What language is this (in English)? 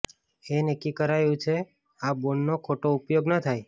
Gujarati